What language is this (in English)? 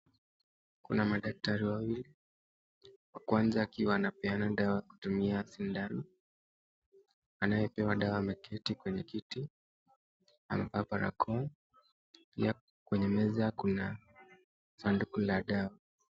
Swahili